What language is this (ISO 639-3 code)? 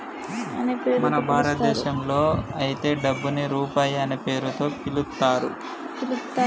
tel